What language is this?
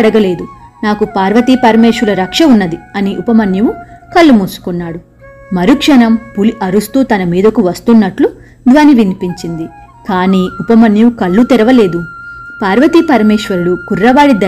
Telugu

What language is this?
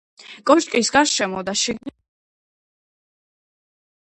Georgian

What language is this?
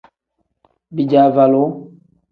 Tem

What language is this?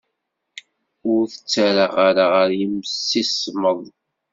Kabyle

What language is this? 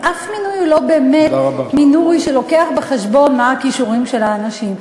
Hebrew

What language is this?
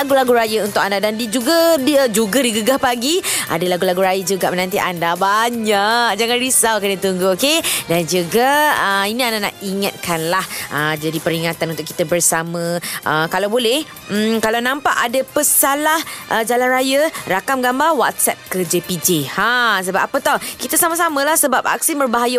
Malay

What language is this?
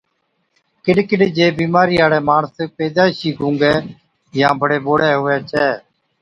Od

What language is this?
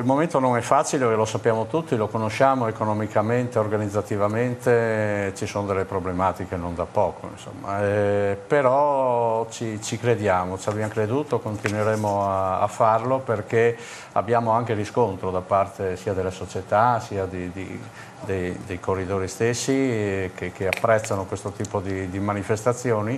Italian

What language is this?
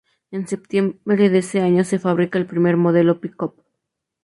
Spanish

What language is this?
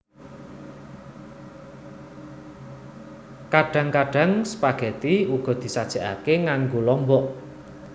Javanese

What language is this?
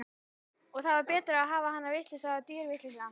Icelandic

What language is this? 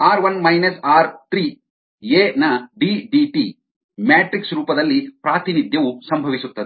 Kannada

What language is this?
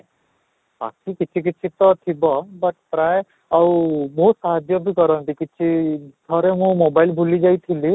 Odia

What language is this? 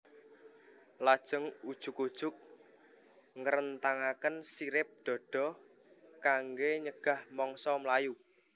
Javanese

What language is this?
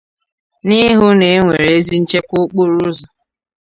Igbo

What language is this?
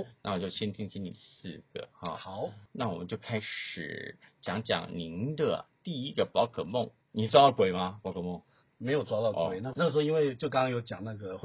Chinese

